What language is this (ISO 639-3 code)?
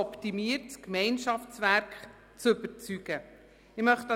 gsw